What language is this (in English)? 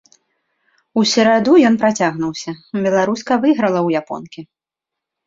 Belarusian